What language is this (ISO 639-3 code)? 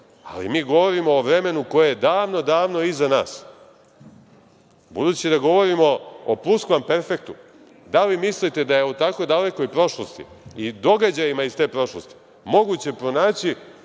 srp